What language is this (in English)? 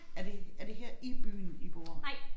Danish